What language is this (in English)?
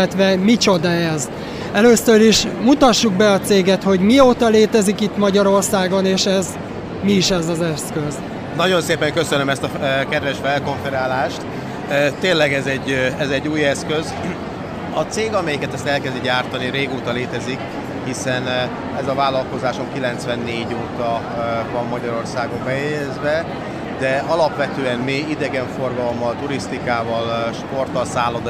Hungarian